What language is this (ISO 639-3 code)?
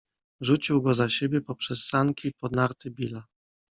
pol